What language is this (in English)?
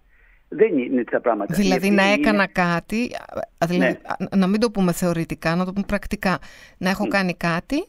Greek